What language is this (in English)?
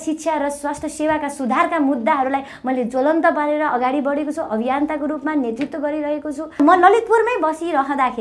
Romanian